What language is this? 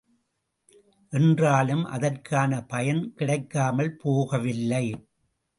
Tamil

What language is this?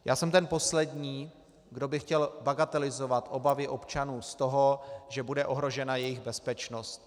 Czech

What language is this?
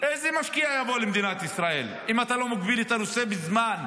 Hebrew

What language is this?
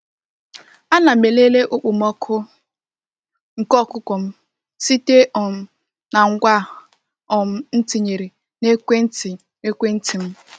Igbo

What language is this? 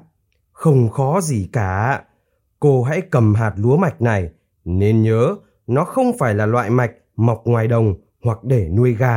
Vietnamese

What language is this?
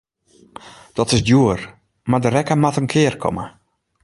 Western Frisian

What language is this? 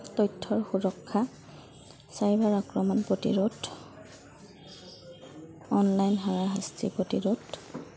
Assamese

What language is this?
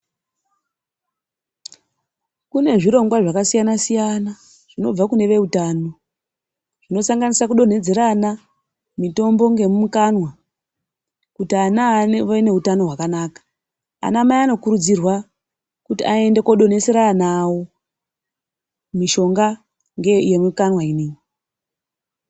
Ndau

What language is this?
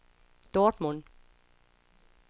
Danish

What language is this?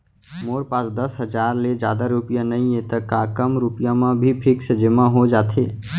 Chhattisgarhi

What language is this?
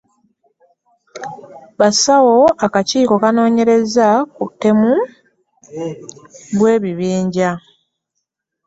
Ganda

